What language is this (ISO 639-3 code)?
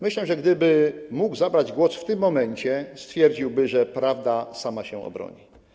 pol